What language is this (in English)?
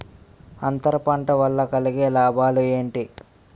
Telugu